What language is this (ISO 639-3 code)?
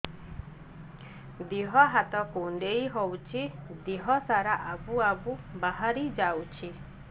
ori